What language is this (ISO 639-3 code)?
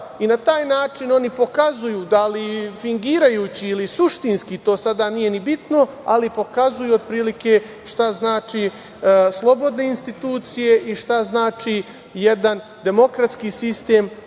srp